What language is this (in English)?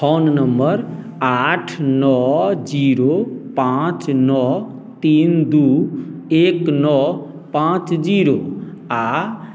Maithili